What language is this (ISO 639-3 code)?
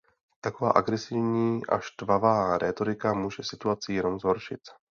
ces